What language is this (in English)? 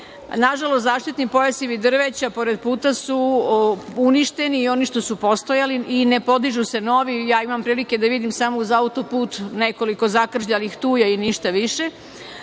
Serbian